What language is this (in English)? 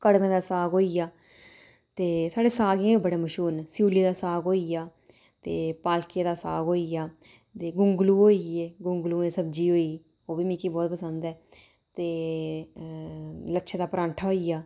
Dogri